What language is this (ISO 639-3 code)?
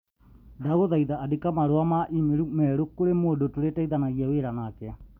kik